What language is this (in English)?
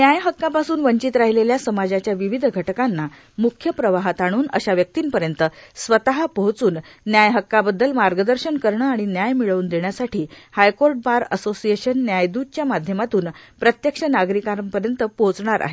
Marathi